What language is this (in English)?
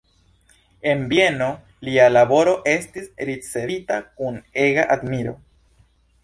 Esperanto